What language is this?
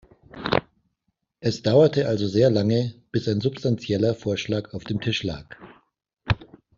German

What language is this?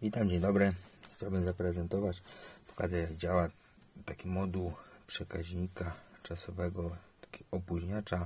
Polish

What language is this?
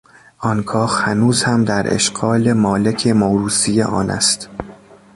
Persian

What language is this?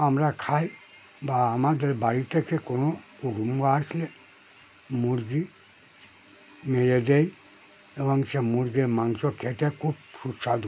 Bangla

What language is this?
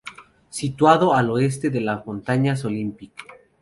Spanish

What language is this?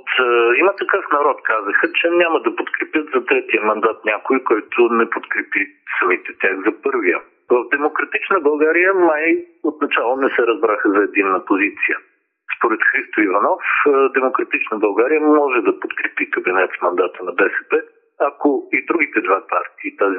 Bulgarian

